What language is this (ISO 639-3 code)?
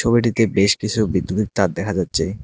ben